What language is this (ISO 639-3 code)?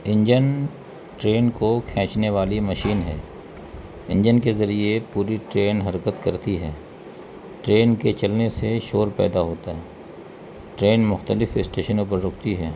urd